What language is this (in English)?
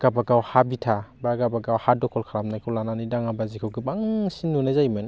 Bodo